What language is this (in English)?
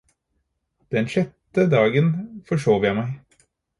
Norwegian Bokmål